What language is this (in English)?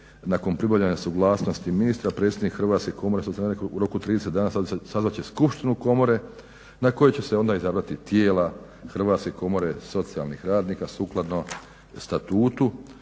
Croatian